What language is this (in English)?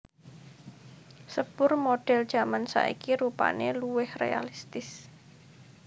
Javanese